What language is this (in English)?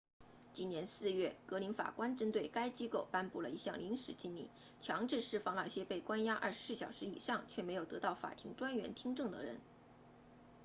Chinese